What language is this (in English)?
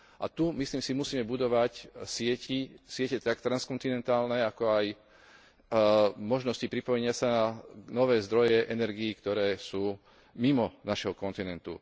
Slovak